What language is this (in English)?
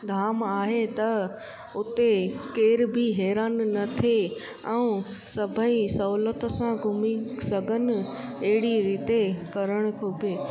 Sindhi